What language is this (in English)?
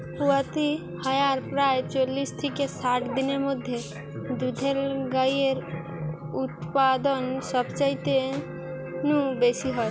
Bangla